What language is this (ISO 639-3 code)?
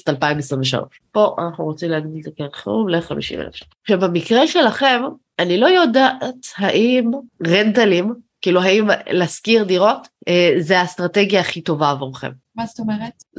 heb